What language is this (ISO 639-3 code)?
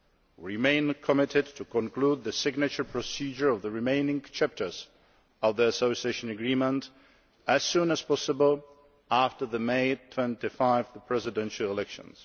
eng